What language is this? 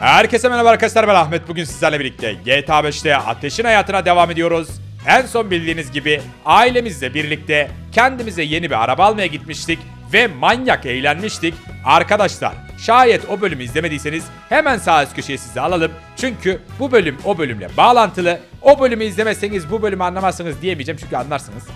Turkish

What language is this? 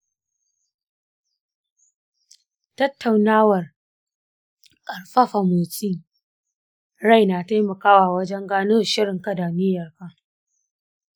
Hausa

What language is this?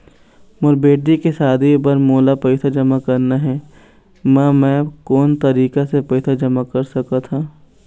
Chhattisgarhi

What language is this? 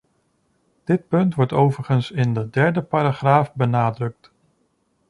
Dutch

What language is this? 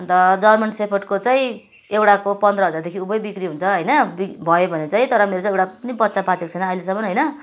Nepali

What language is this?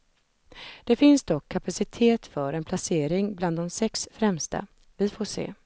Swedish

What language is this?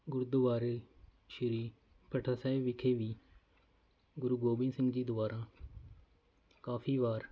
Punjabi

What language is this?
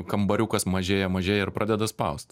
Lithuanian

